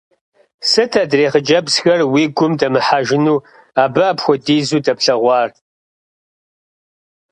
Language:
Kabardian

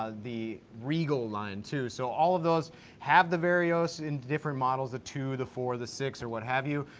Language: English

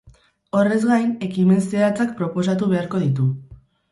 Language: Basque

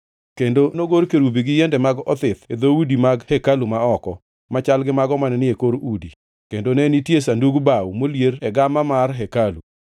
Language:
Luo (Kenya and Tanzania)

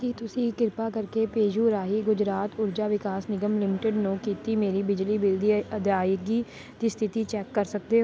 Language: Punjabi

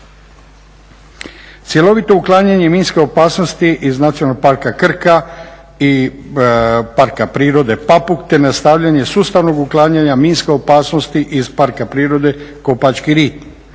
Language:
Croatian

